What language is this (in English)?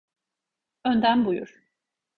Turkish